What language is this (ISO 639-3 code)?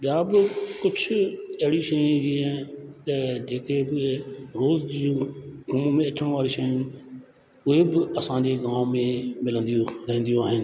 snd